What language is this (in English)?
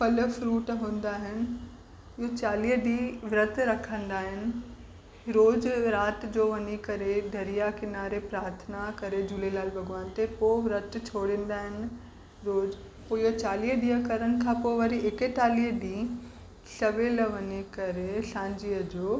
Sindhi